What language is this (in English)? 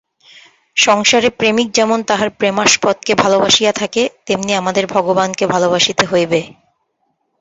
Bangla